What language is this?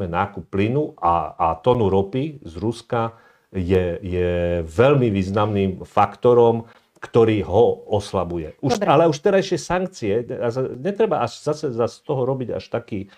Slovak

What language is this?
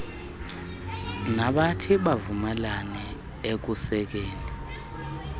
Xhosa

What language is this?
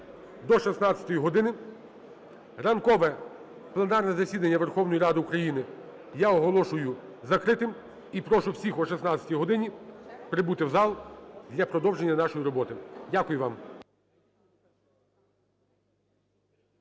Ukrainian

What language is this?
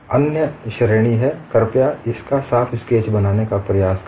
Hindi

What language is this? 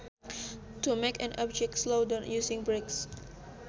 Sundanese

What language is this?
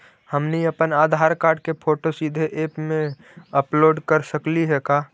Magahi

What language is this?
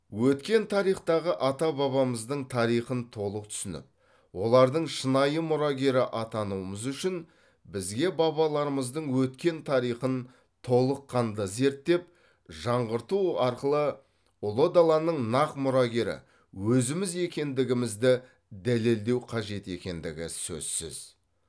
Kazakh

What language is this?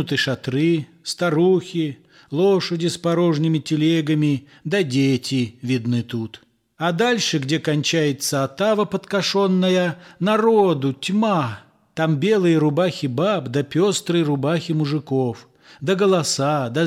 Russian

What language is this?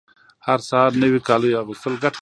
Pashto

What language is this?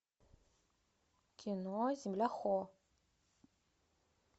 Russian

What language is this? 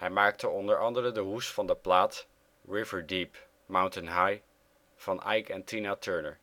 Dutch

